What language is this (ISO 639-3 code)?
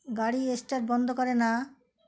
ben